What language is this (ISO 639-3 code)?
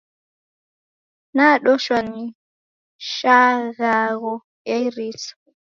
dav